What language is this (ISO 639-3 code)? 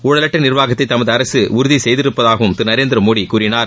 tam